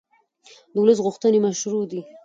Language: Pashto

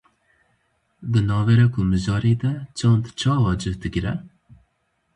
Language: Kurdish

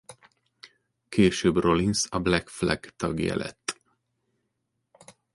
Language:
Hungarian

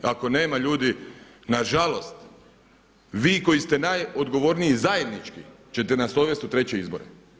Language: Croatian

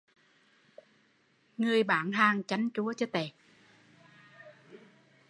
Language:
Vietnamese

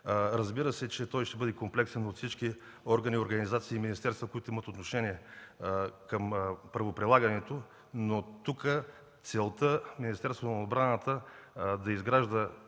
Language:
Bulgarian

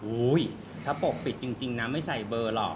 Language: Thai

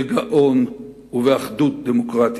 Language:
Hebrew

